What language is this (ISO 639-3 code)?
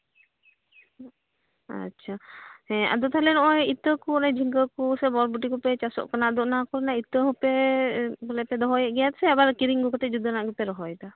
sat